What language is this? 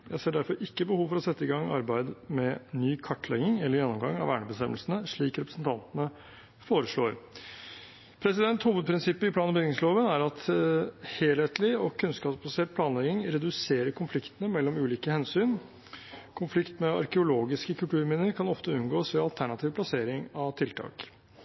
Norwegian Bokmål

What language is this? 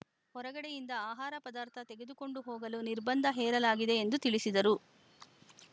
Kannada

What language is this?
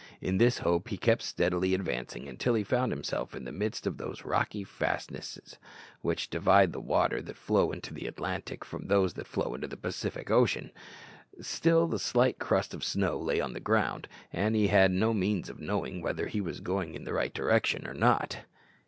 English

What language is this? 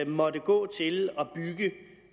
Danish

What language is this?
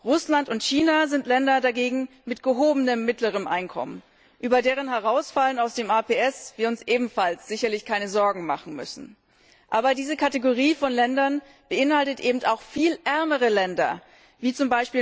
German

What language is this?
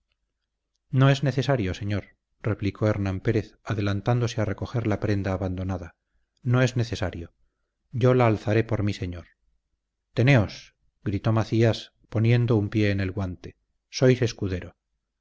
Spanish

